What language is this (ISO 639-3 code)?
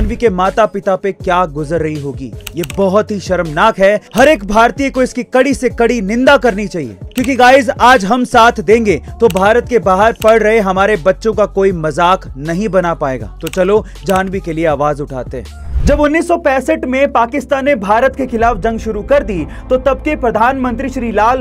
hin